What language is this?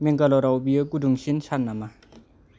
Bodo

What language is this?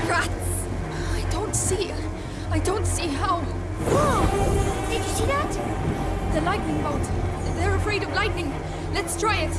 English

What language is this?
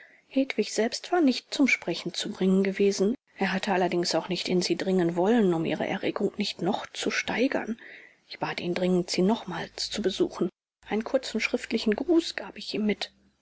German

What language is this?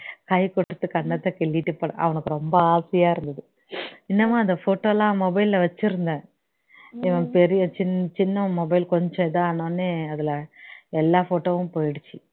Tamil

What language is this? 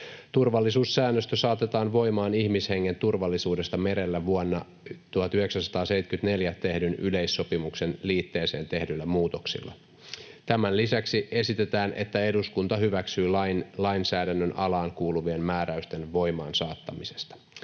Finnish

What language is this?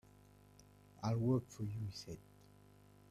English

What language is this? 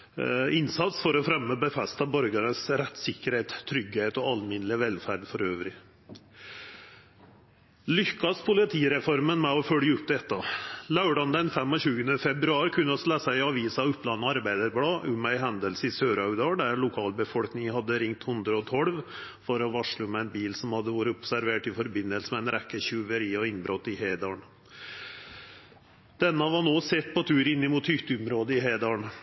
Norwegian Nynorsk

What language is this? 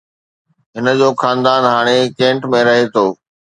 Sindhi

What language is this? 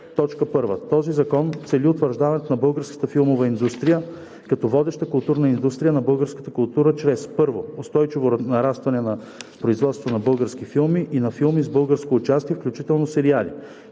Bulgarian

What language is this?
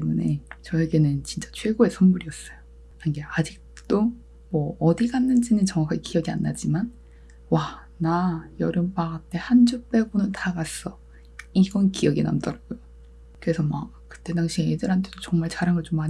Korean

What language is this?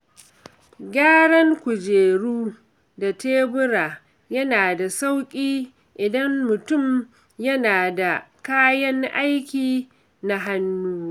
Hausa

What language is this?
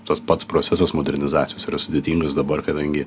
Lithuanian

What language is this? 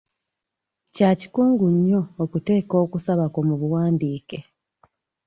Ganda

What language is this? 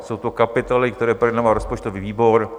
Czech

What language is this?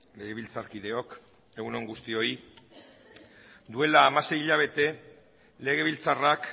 Basque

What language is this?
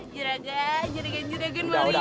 Indonesian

